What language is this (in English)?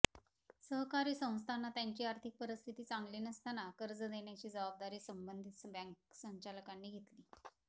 Marathi